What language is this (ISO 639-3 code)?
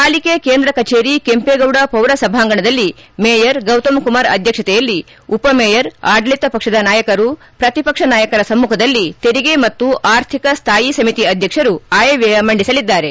kan